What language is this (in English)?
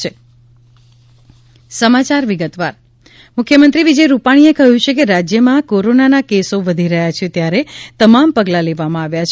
Gujarati